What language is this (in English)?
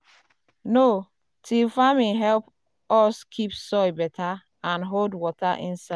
Nigerian Pidgin